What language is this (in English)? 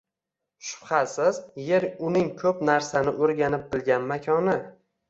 Uzbek